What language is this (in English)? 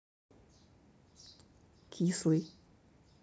Russian